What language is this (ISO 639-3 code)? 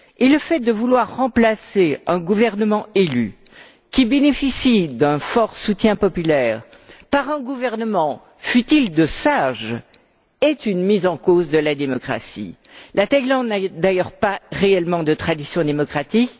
fra